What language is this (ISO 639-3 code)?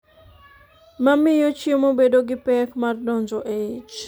luo